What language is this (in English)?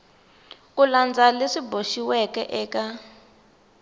Tsonga